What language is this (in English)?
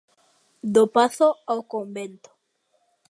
Galician